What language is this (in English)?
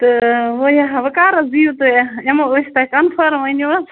Kashmiri